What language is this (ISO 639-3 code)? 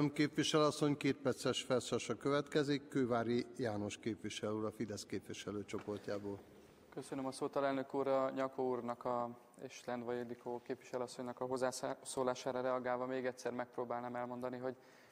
hun